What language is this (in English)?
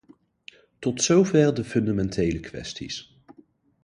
Dutch